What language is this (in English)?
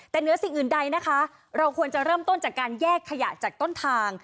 Thai